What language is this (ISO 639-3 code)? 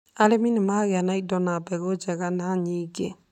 kik